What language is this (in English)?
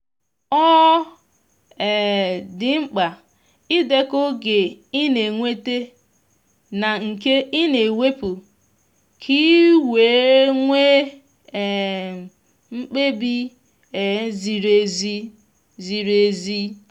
Igbo